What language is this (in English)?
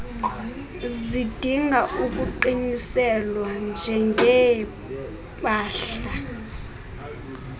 Xhosa